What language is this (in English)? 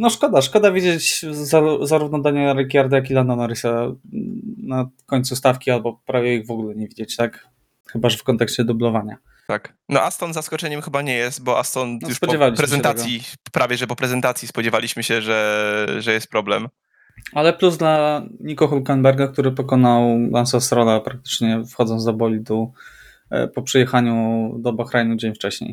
Polish